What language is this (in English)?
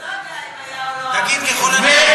Hebrew